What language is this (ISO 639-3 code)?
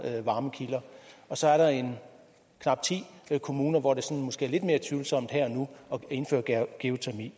dan